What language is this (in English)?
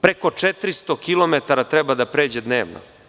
Serbian